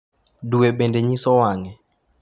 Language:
Luo (Kenya and Tanzania)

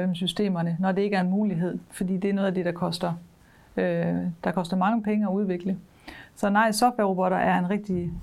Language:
Danish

